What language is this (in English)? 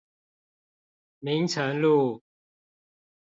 Chinese